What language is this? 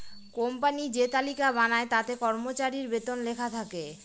Bangla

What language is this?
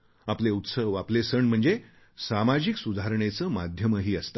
Marathi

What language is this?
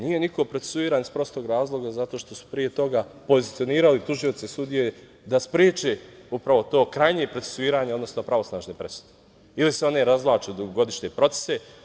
Serbian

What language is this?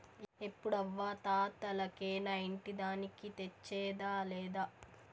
Telugu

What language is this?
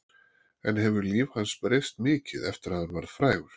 Icelandic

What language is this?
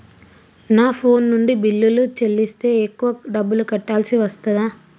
Telugu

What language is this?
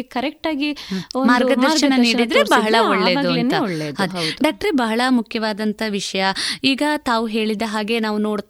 Kannada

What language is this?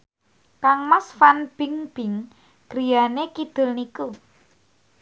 Javanese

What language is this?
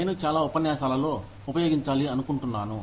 Telugu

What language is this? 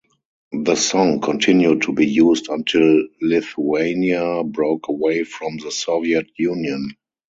English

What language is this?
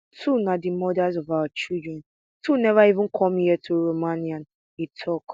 Nigerian Pidgin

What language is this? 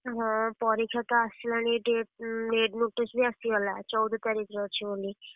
Odia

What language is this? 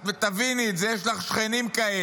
Hebrew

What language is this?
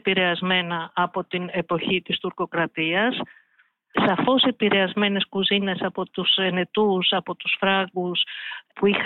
Greek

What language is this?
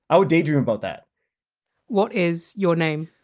English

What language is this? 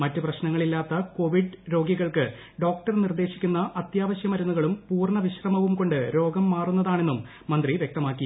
Malayalam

